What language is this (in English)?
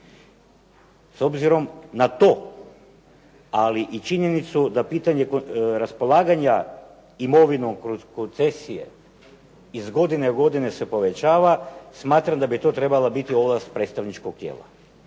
Croatian